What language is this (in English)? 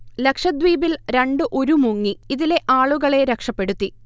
Malayalam